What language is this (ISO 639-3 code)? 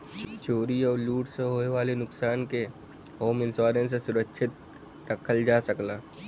bho